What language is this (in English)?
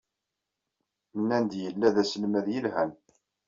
Kabyle